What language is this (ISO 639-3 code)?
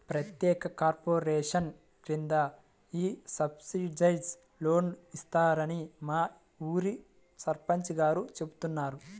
tel